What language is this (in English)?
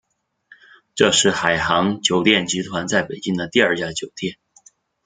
Chinese